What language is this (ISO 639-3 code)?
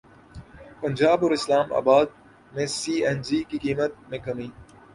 urd